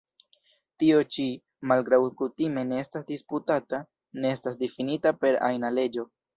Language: Esperanto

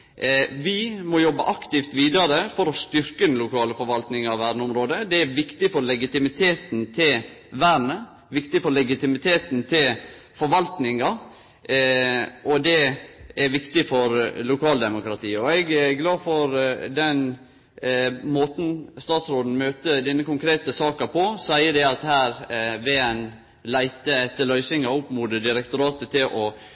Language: Norwegian Nynorsk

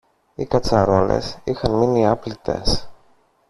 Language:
Greek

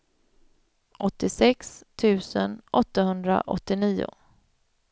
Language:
Swedish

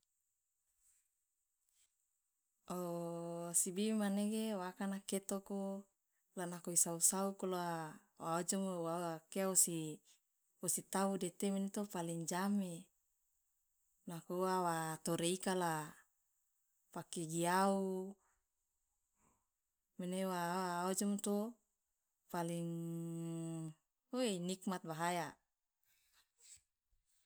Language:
Loloda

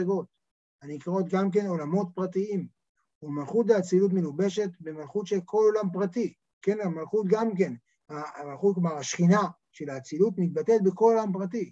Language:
Hebrew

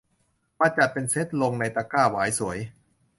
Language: Thai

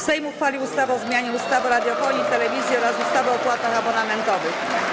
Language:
Polish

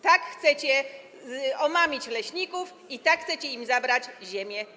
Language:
Polish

